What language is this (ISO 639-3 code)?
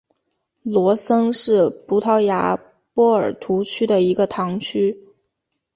zho